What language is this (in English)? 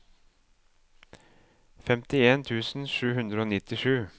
Norwegian